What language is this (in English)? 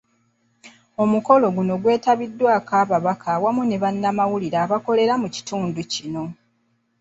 Ganda